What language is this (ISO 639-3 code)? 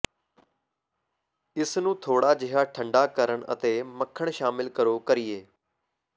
pan